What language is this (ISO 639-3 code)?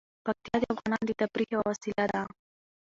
pus